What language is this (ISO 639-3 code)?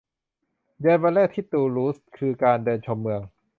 tha